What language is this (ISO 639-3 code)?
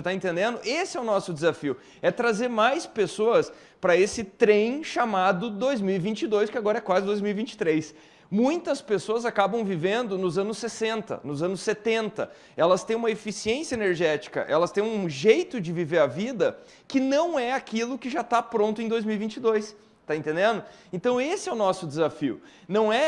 por